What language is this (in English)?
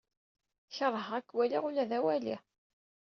Kabyle